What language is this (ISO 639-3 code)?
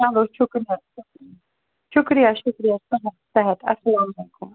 kas